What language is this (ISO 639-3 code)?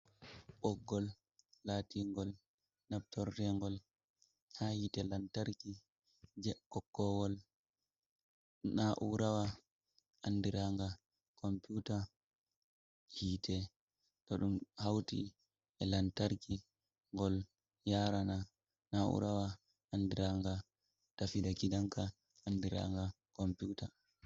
ful